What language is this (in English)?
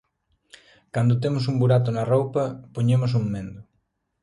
Galician